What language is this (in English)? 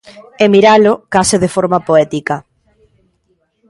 Galician